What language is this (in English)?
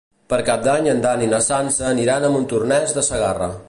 Catalan